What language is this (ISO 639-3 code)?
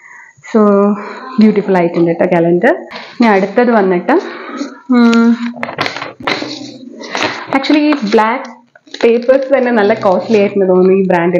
mal